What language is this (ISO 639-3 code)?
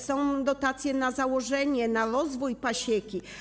pol